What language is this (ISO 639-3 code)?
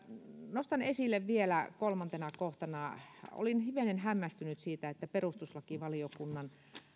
fin